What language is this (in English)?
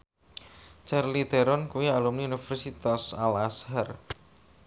Javanese